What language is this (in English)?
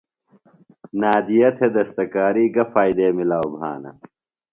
Phalura